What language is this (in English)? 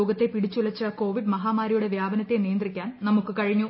Malayalam